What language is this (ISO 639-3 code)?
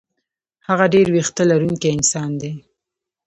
pus